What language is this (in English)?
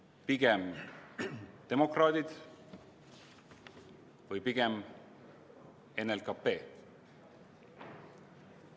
Estonian